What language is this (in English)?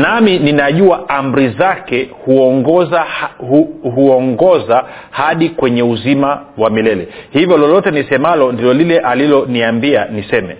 Swahili